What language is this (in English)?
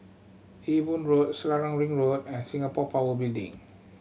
English